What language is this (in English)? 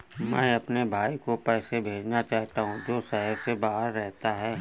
Hindi